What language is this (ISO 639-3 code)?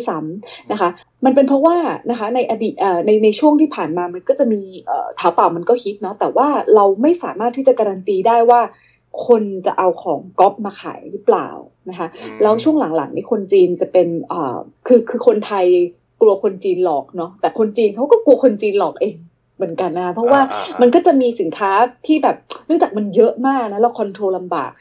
tha